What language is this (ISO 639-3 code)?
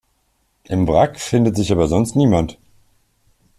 deu